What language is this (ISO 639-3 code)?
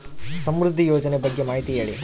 kan